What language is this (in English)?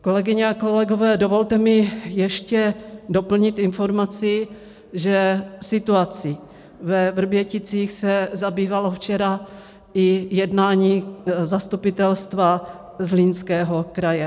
Czech